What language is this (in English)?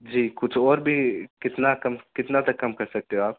Urdu